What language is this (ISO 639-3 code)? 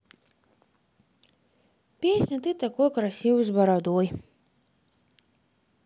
rus